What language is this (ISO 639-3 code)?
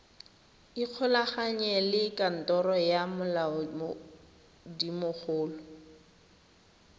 tsn